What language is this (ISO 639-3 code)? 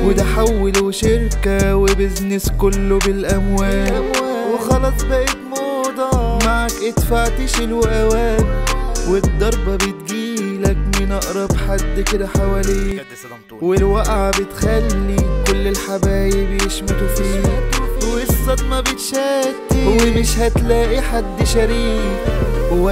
ara